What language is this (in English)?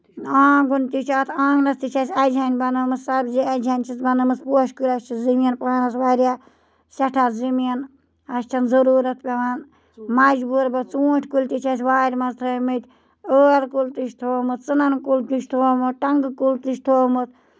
Kashmiri